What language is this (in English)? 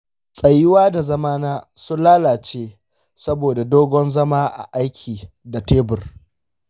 Hausa